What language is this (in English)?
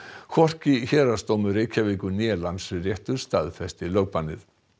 Icelandic